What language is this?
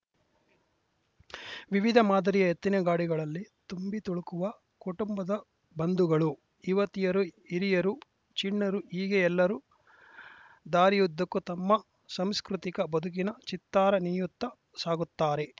Kannada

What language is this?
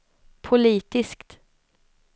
Swedish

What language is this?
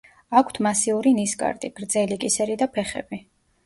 Georgian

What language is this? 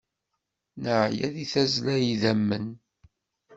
Kabyle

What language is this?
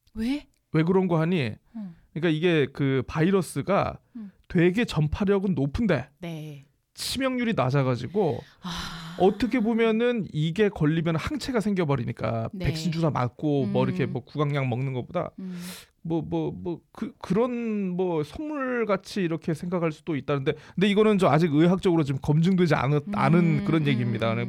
Korean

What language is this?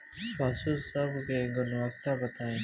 Bhojpuri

